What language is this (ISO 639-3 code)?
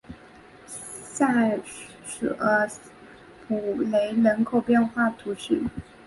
zho